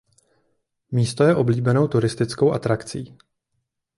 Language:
Czech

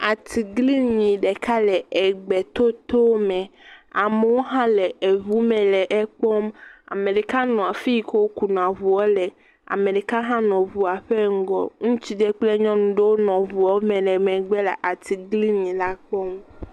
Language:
Ewe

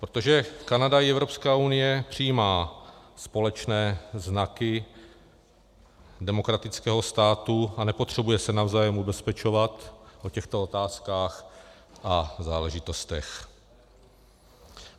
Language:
Czech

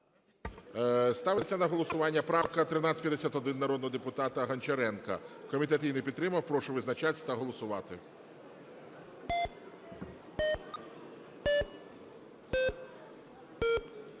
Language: Ukrainian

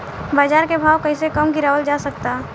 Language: Bhojpuri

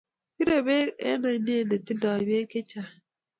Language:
Kalenjin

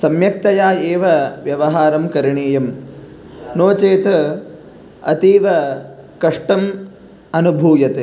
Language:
Sanskrit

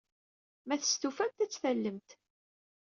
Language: Kabyle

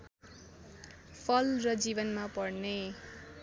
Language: Nepali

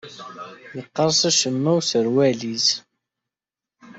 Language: Kabyle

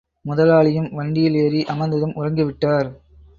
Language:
Tamil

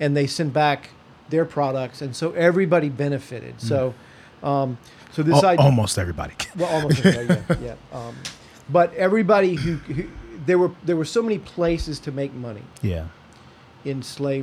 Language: English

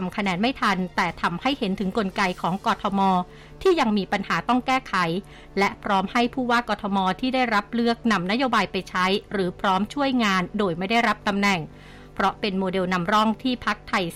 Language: Thai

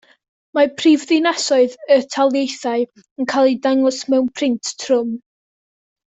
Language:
Welsh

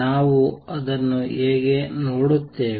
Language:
Kannada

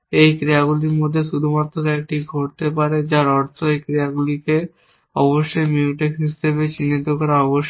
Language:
Bangla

